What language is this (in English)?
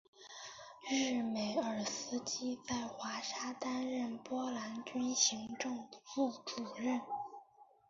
Chinese